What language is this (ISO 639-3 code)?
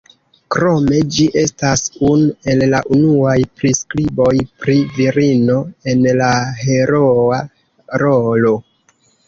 epo